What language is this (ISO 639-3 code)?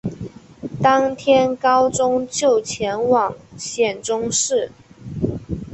zho